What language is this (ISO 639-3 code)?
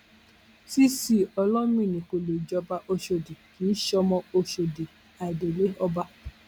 yor